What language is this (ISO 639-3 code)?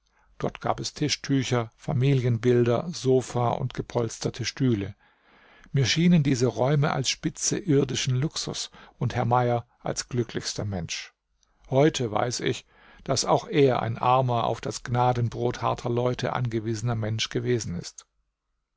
deu